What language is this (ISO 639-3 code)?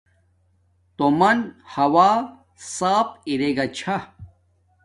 dmk